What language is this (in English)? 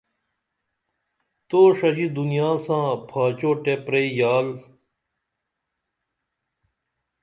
Dameli